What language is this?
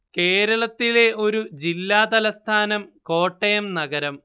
Malayalam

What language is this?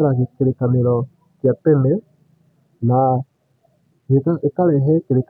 Kikuyu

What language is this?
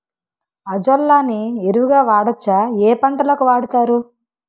Telugu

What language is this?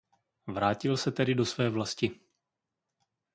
Czech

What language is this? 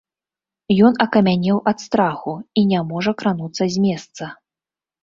Belarusian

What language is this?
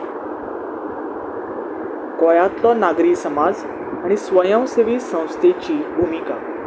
Konkani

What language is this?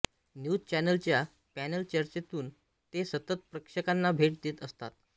Marathi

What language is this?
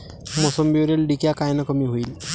Marathi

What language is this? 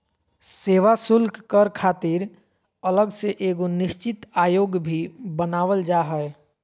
Magahi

